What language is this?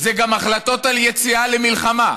Hebrew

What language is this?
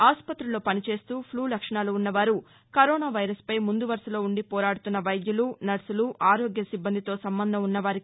Telugu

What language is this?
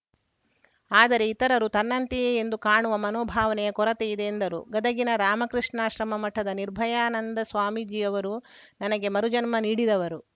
Kannada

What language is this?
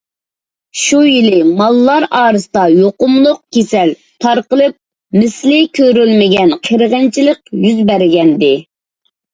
Uyghur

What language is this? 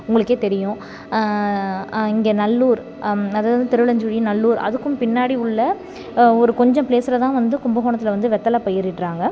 Tamil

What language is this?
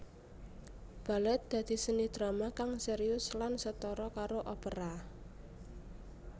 Javanese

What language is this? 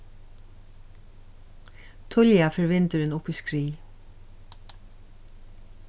Faroese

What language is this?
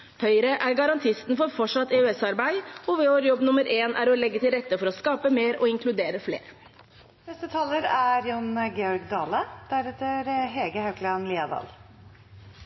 Norwegian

